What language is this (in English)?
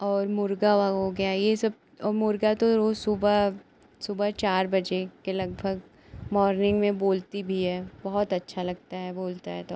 Hindi